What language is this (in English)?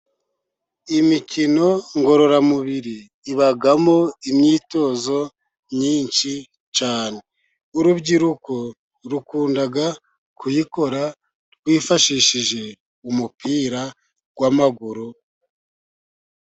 Kinyarwanda